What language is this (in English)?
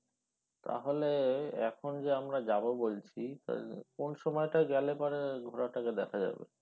Bangla